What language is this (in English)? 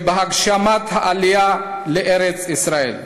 Hebrew